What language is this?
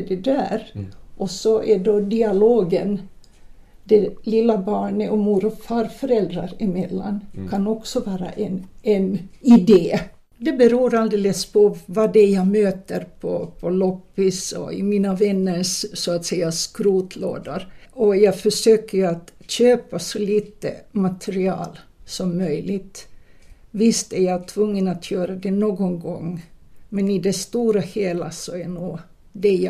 Swedish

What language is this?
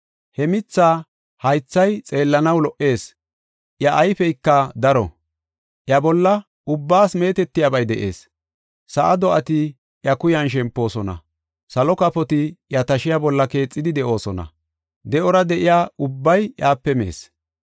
Gofa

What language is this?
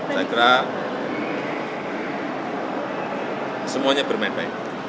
Indonesian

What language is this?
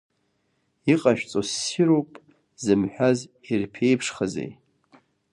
Abkhazian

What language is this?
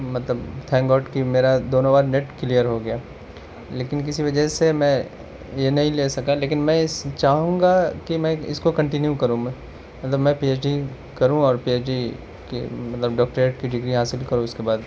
Urdu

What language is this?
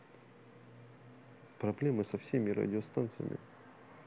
Russian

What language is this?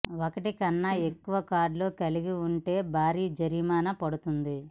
Telugu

